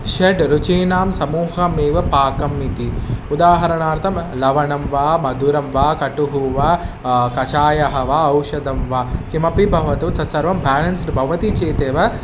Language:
Sanskrit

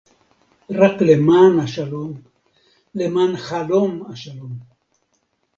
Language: Hebrew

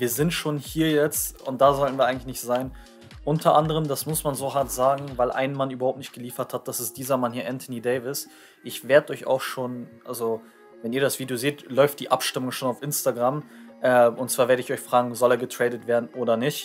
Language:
German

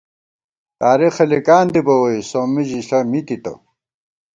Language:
Gawar-Bati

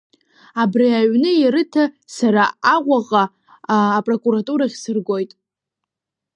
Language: Abkhazian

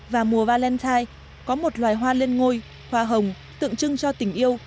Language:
Vietnamese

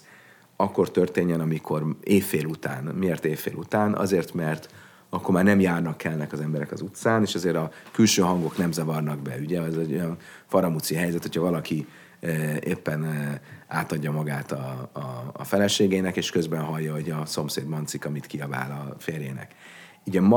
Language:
Hungarian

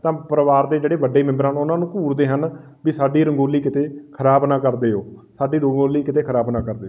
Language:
Punjabi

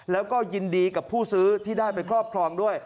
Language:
Thai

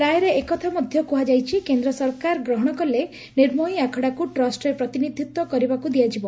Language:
Odia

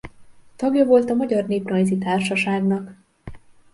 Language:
Hungarian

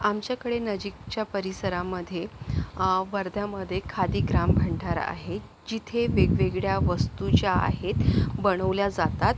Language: Marathi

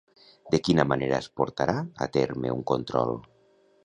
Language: Catalan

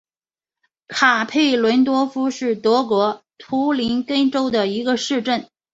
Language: Chinese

